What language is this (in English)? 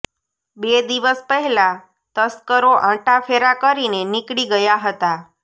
Gujarati